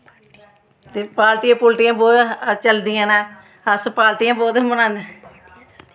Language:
Dogri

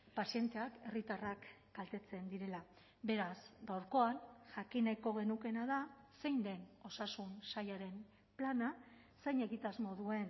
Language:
Basque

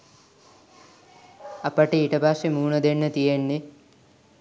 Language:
Sinhala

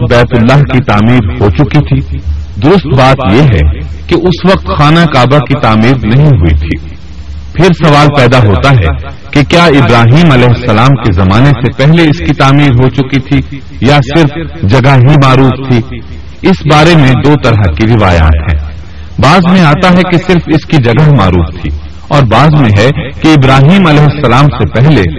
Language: Urdu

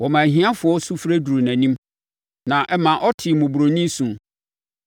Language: Akan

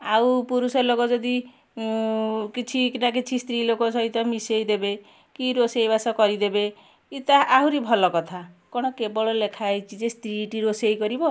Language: Odia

